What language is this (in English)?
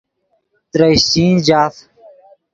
Yidgha